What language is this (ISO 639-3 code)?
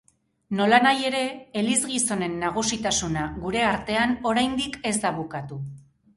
eus